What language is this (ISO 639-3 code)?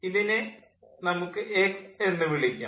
mal